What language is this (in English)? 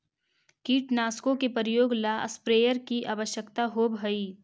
Magahi